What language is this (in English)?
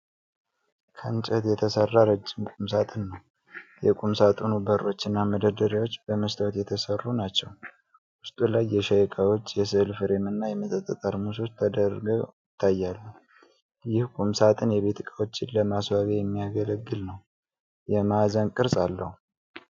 Amharic